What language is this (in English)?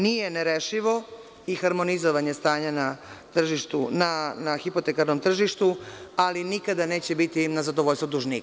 Serbian